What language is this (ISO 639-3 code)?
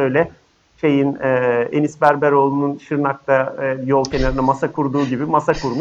tur